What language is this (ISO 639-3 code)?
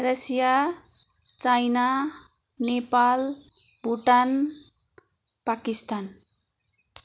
nep